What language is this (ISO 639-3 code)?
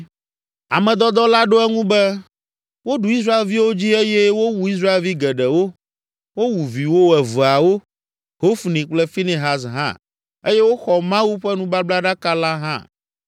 ewe